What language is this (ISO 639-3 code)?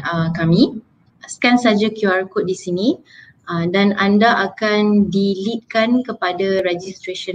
msa